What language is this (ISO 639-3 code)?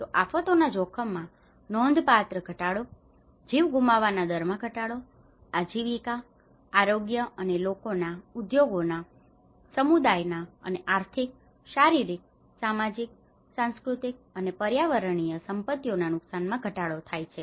guj